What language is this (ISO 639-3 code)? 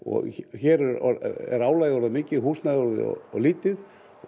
isl